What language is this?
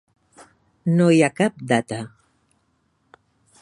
Catalan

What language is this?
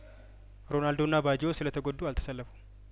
Amharic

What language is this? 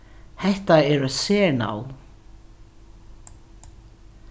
Faroese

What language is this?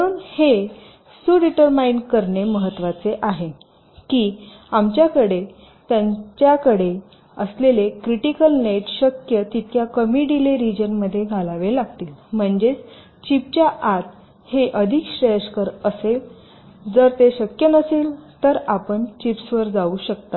Marathi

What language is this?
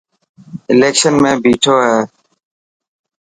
Dhatki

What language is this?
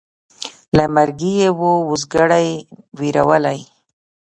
Pashto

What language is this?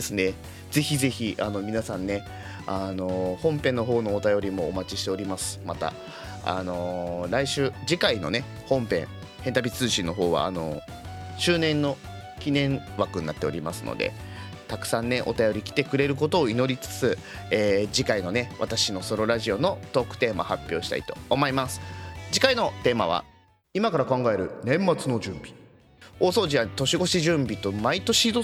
Japanese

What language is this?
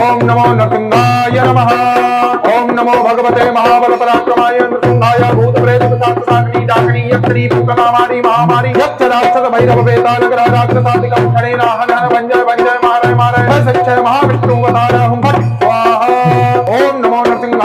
Hindi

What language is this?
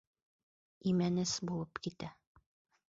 Bashkir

